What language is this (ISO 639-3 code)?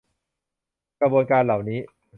tha